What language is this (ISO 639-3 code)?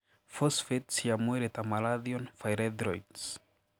kik